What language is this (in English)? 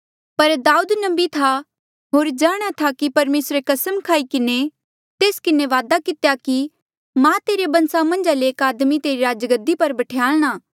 Mandeali